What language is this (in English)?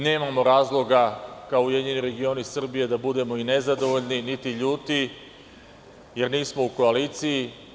Serbian